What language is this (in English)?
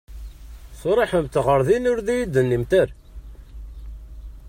Kabyle